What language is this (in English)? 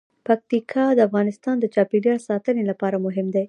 Pashto